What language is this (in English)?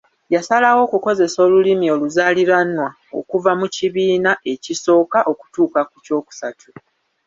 Ganda